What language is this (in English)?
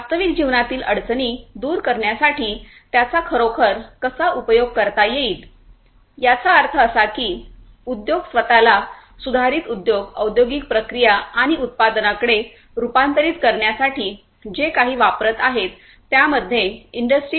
Marathi